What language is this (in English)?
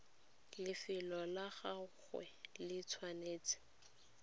Tswana